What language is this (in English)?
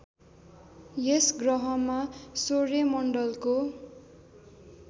Nepali